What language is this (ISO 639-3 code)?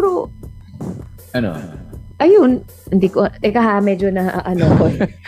fil